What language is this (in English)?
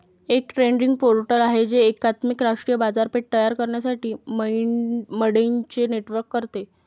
Marathi